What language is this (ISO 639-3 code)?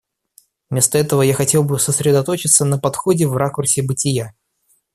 rus